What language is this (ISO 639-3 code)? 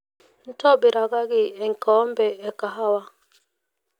mas